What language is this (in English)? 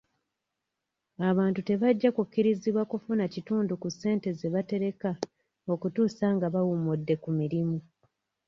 Ganda